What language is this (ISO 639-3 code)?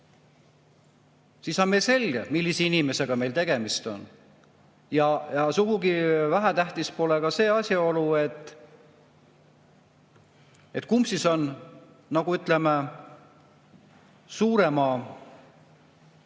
est